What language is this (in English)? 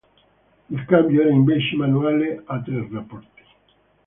Italian